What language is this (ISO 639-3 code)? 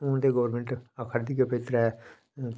doi